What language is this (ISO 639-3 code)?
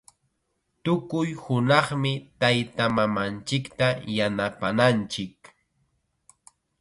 qxa